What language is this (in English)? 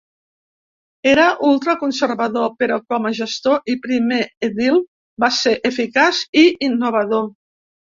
Catalan